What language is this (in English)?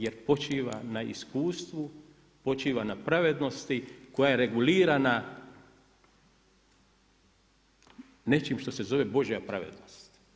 Croatian